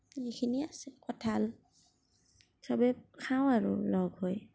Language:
Assamese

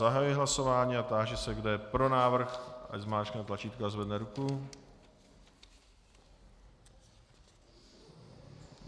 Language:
Czech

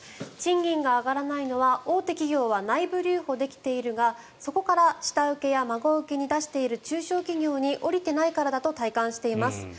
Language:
Japanese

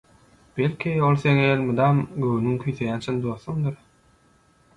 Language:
Turkmen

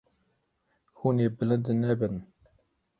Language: Kurdish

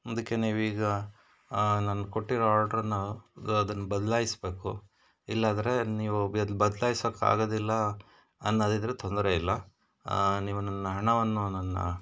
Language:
Kannada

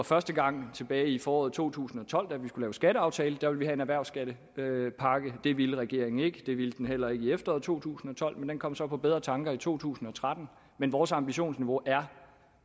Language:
Danish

